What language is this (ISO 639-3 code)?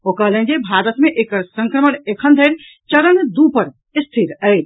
mai